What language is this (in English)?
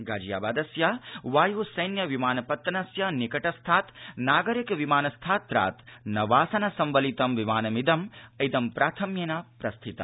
Sanskrit